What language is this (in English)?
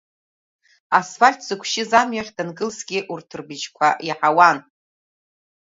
Abkhazian